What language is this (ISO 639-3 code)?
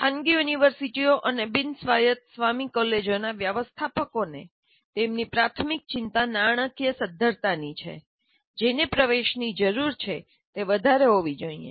guj